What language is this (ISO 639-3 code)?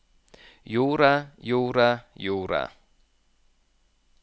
nor